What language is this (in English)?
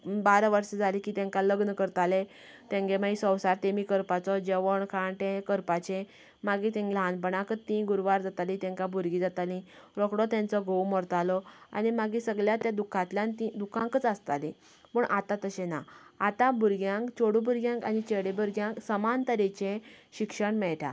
Konkani